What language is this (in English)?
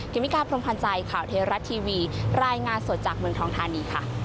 Thai